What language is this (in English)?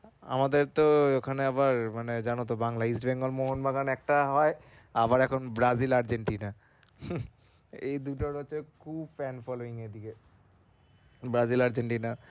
Bangla